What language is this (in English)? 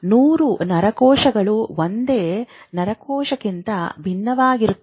Kannada